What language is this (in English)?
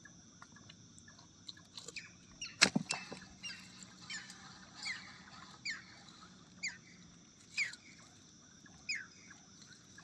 Indonesian